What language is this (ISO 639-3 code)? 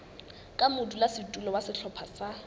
sot